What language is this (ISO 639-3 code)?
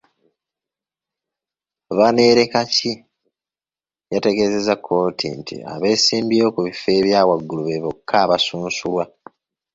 lug